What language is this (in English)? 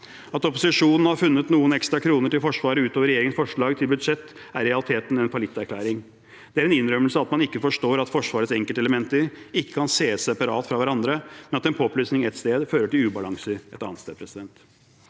Norwegian